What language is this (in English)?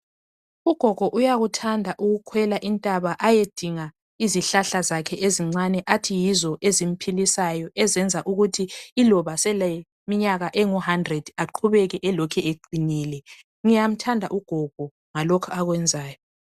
North Ndebele